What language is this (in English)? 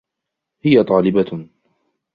Arabic